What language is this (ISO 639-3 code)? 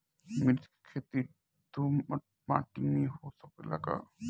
bho